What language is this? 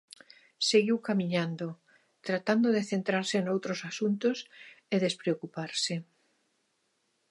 Galician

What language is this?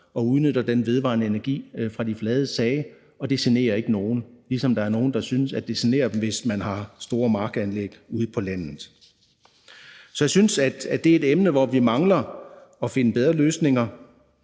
Danish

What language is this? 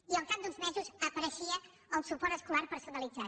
Catalan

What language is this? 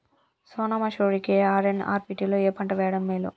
Telugu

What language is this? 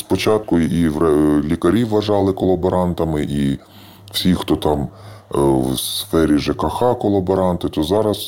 Ukrainian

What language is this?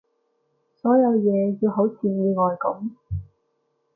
Cantonese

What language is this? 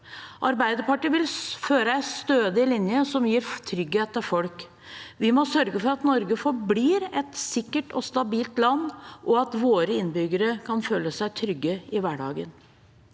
Norwegian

